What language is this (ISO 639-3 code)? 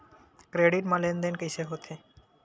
hne